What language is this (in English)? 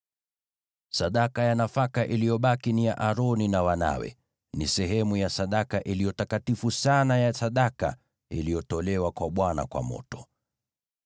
Swahili